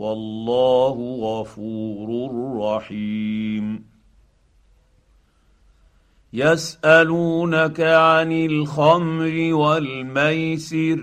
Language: Arabic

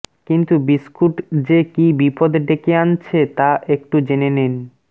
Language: Bangla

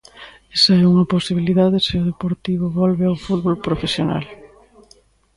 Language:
Galician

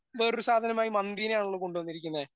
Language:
Malayalam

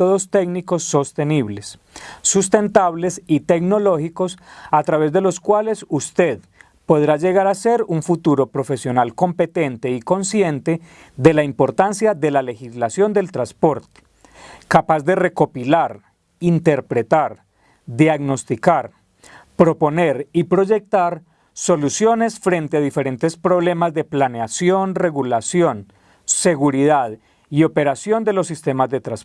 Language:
Spanish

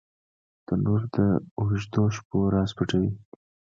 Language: Pashto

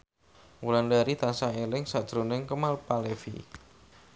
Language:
Javanese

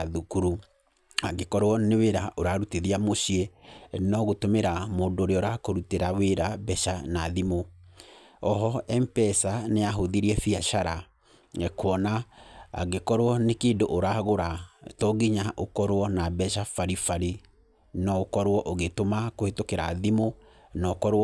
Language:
Kikuyu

